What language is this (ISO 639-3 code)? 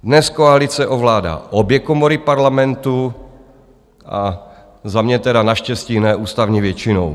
ces